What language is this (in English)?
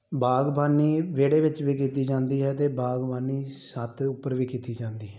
Punjabi